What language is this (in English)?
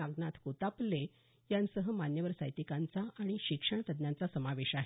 Marathi